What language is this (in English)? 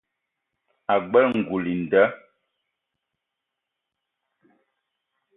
Eton (Cameroon)